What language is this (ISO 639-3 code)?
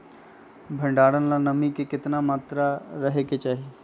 mag